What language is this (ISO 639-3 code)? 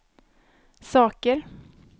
swe